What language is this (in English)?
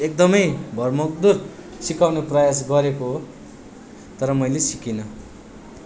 Nepali